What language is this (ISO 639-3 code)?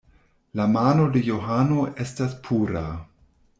epo